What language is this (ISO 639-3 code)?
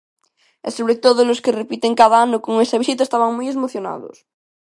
glg